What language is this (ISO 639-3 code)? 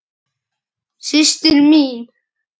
isl